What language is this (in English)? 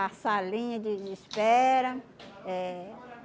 Portuguese